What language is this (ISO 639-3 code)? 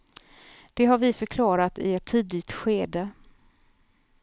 swe